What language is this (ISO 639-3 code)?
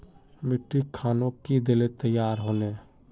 mag